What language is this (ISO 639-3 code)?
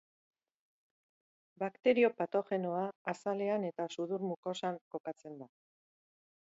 eus